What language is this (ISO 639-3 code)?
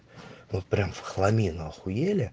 rus